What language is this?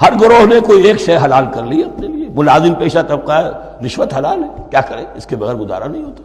Urdu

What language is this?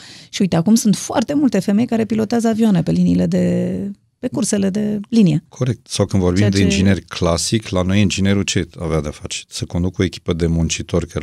Romanian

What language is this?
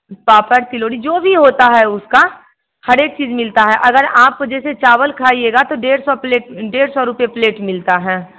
Hindi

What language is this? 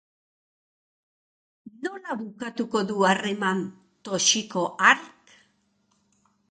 Basque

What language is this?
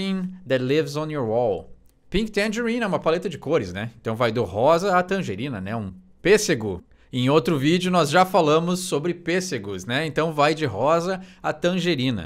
Portuguese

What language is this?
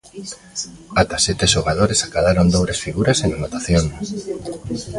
Galician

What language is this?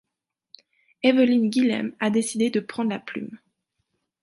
French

